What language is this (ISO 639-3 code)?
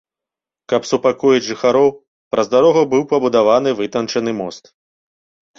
bel